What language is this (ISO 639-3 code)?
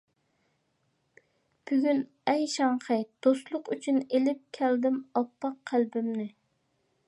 uig